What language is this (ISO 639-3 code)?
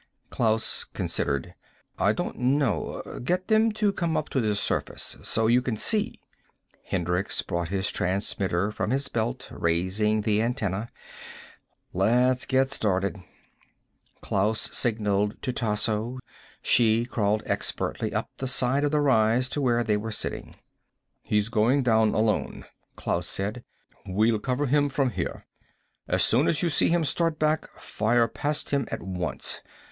eng